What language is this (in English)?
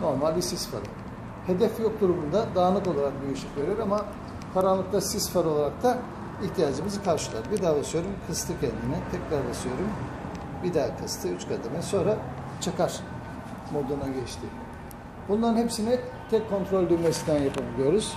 Turkish